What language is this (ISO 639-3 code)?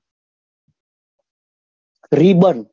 guj